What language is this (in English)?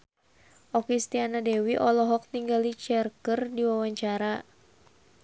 Sundanese